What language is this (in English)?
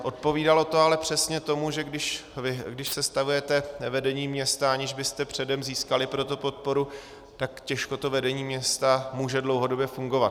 Czech